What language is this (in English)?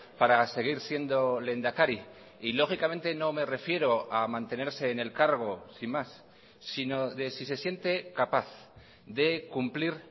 Spanish